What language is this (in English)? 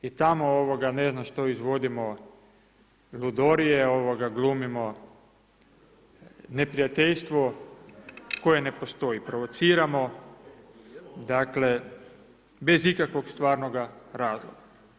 Croatian